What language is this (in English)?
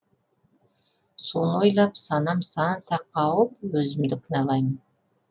Kazakh